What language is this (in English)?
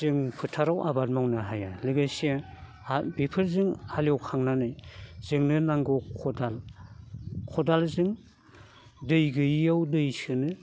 Bodo